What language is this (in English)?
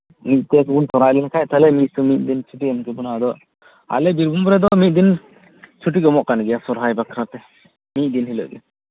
Santali